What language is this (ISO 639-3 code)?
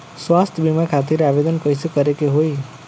bho